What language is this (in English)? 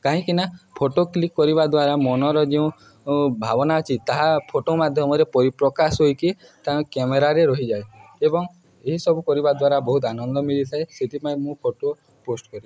Odia